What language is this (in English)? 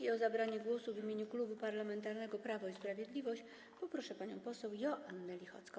Polish